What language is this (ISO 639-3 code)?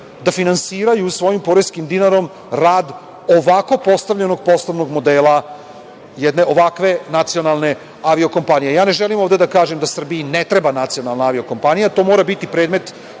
srp